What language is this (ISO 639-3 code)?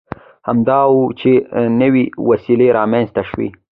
pus